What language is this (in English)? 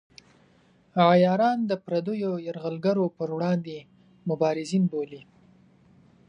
Pashto